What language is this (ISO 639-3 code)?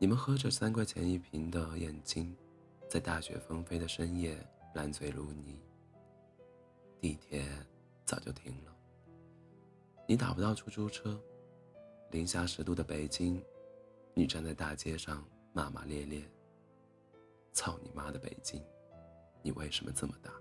zho